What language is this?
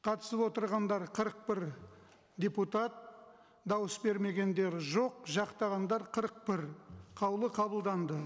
Kazakh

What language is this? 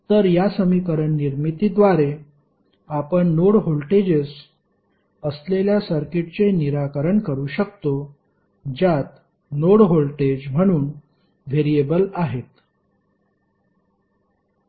Marathi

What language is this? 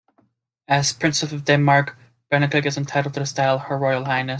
English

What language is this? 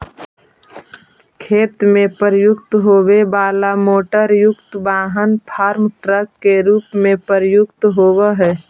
Magahi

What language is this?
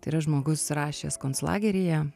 Lithuanian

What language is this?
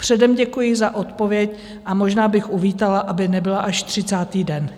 Czech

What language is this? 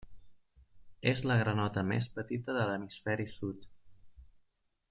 Catalan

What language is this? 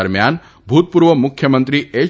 Gujarati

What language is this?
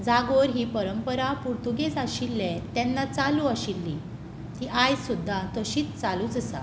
Konkani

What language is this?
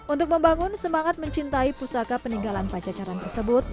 Indonesian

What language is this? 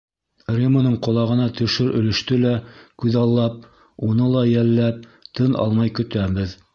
Bashkir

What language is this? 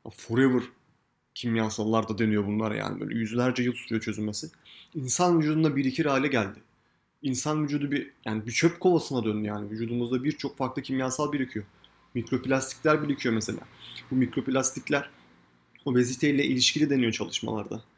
Turkish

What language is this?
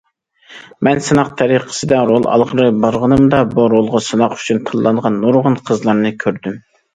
Uyghur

